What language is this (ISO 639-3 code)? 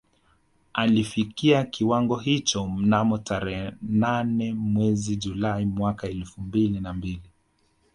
swa